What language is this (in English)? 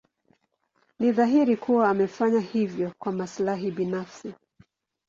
Swahili